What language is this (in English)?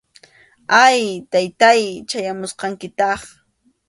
Arequipa-La Unión Quechua